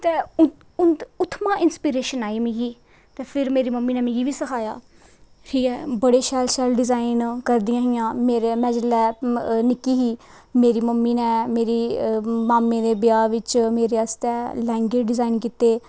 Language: Dogri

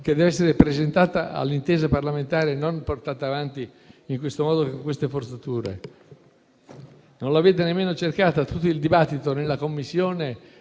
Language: Italian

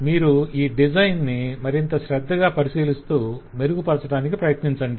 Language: Telugu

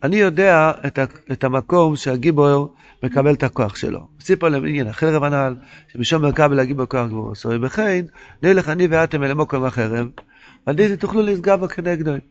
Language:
Hebrew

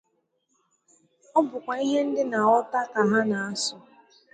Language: Igbo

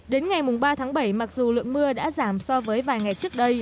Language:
Vietnamese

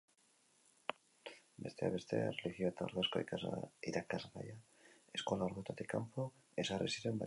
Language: Basque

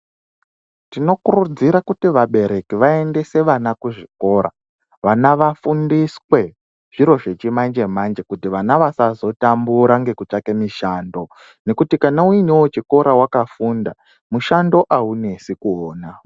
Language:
Ndau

